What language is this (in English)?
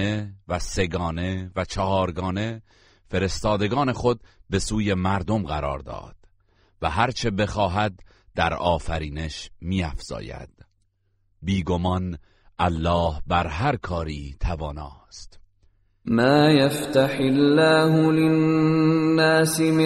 Persian